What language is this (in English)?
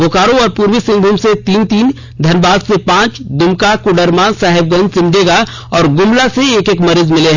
Hindi